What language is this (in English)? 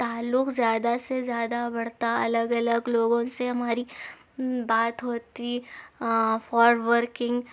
Urdu